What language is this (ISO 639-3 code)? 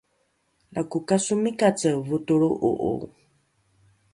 dru